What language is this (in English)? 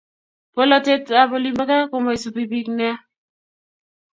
Kalenjin